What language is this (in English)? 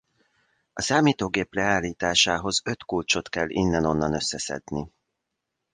Hungarian